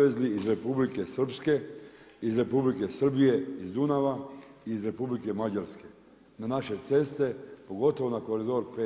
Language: Croatian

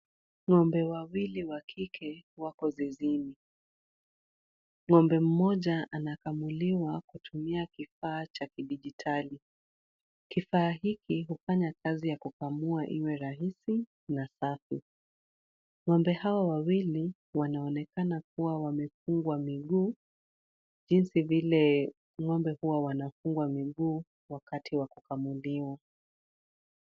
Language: Swahili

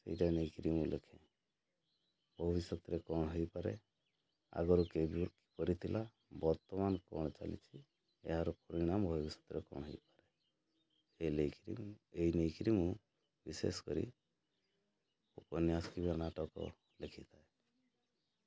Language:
Odia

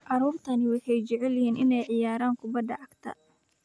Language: Somali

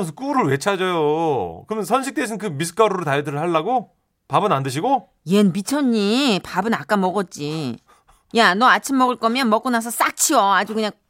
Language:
Korean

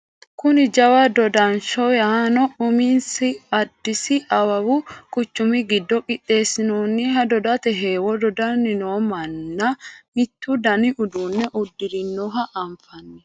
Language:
Sidamo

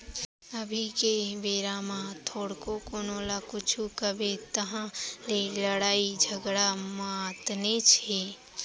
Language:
Chhattisgarhi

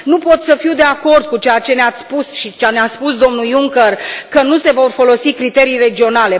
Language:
Romanian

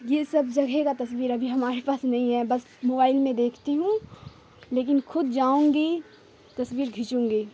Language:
Urdu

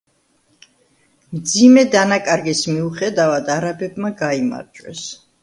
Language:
Georgian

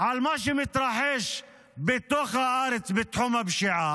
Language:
Hebrew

